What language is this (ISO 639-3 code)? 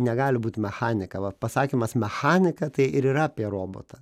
lit